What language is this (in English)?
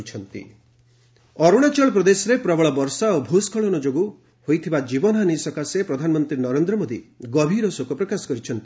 Odia